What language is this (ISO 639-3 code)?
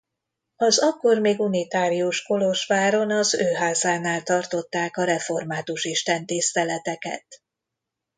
hun